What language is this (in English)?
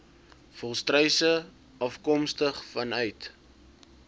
Afrikaans